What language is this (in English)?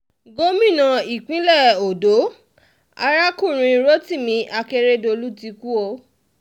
Yoruba